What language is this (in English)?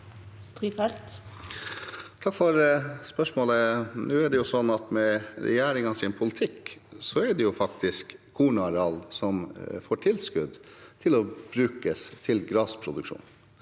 Norwegian